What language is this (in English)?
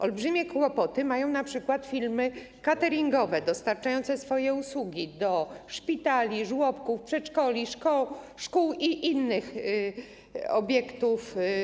Polish